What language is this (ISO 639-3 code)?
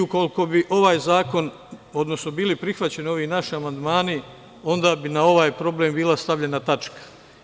srp